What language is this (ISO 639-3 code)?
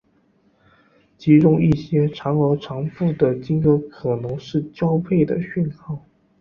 zho